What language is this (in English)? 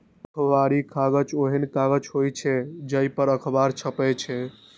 Maithili